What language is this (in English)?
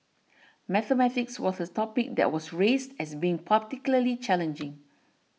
English